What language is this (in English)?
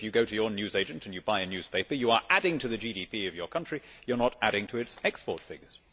English